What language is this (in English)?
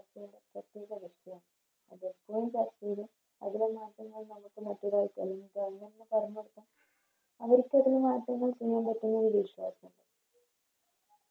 Malayalam